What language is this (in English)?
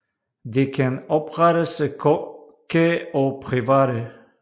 Danish